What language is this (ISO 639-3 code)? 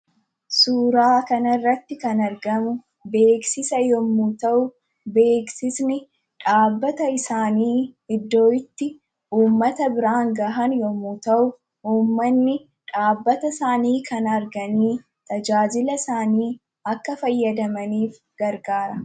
orm